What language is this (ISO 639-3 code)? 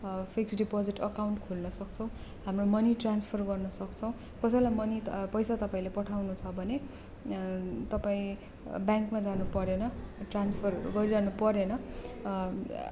nep